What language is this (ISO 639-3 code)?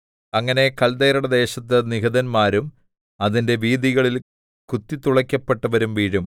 mal